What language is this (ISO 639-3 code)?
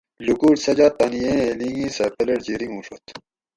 gwc